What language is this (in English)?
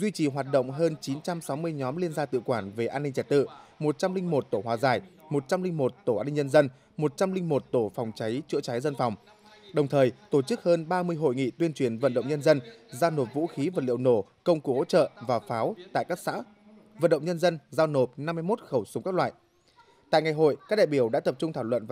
Vietnamese